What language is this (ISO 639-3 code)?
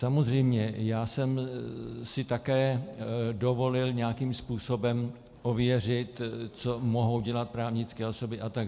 ces